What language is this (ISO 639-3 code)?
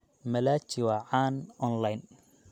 som